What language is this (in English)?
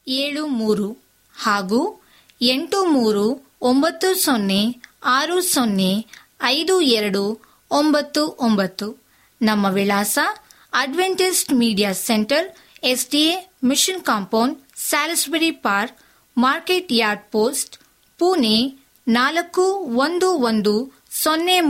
Kannada